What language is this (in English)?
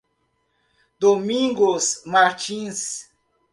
Portuguese